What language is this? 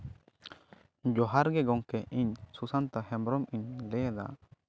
Santali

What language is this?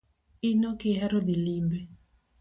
Luo (Kenya and Tanzania)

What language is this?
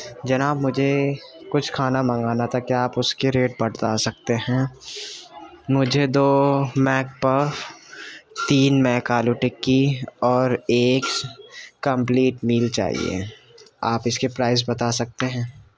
Urdu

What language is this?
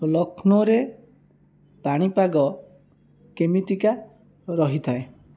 Odia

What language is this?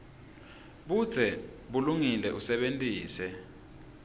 Swati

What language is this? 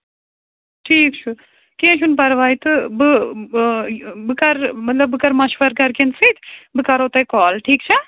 Kashmiri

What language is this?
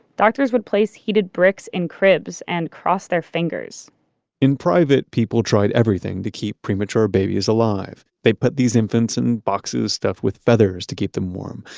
English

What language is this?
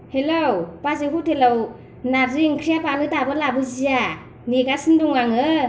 Bodo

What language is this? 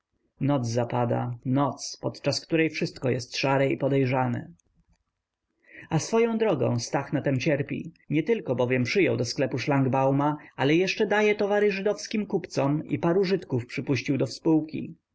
Polish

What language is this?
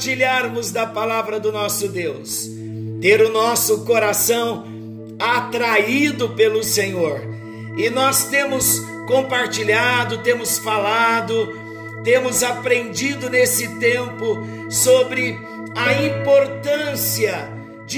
Portuguese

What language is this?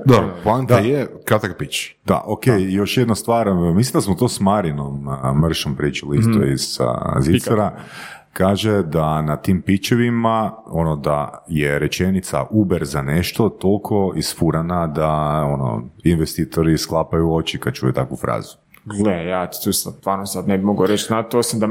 Croatian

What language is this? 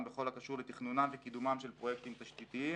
Hebrew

